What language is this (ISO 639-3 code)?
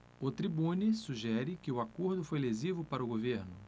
por